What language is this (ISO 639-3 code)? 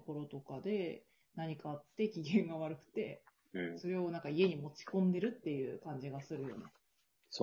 jpn